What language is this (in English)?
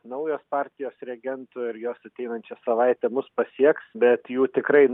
Lithuanian